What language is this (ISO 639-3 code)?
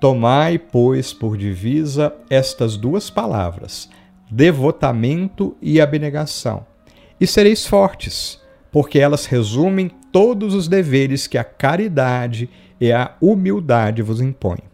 por